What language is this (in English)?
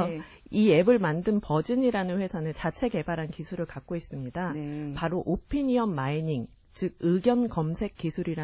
Korean